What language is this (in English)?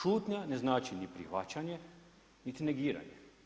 Croatian